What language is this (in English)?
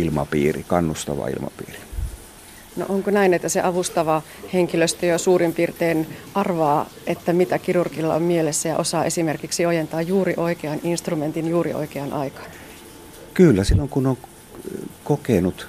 Finnish